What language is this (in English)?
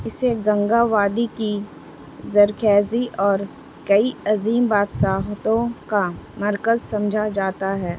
Urdu